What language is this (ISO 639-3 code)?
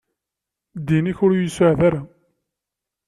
kab